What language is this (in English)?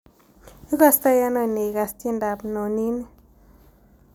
Kalenjin